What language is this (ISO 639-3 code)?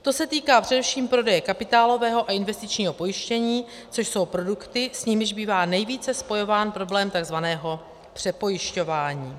ces